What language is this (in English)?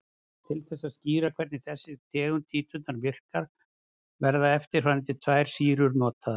Icelandic